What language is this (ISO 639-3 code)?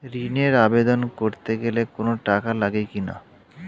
ben